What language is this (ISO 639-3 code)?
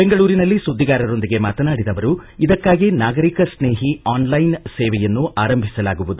kan